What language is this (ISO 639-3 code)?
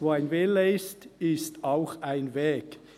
gsw